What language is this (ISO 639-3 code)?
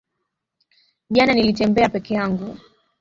swa